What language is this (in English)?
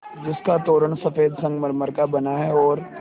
Hindi